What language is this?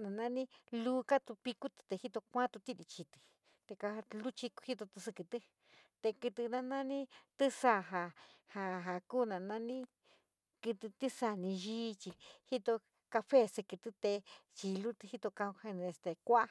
San Miguel El Grande Mixtec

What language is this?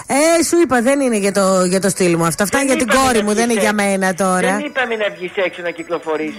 Greek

